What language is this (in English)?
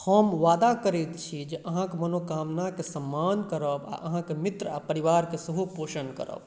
Maithili